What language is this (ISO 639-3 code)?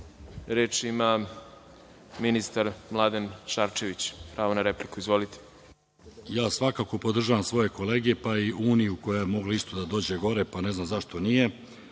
srp